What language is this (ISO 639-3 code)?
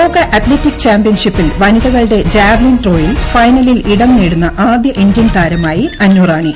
mal